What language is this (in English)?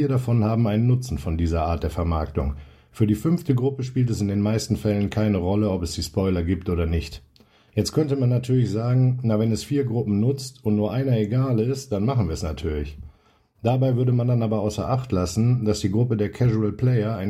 German